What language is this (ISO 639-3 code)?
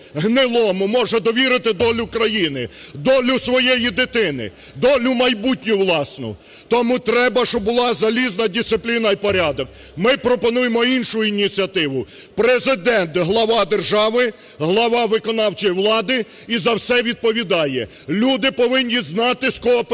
ukr